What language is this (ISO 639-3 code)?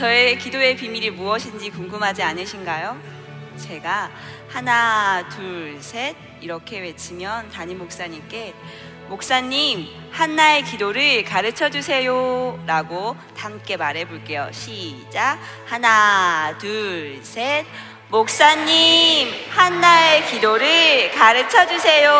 kor